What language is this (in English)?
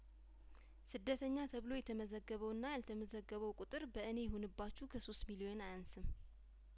Amharic